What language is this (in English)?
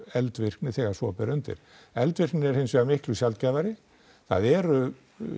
Icelandic